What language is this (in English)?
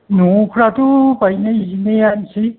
Bodo